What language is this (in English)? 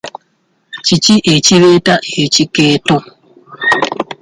Ganda